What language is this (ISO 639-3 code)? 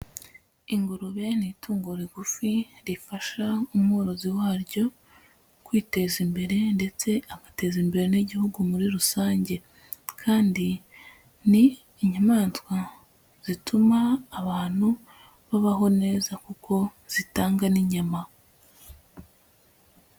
kin